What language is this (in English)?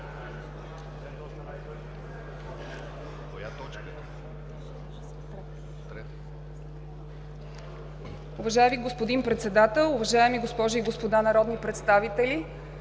Bulgarian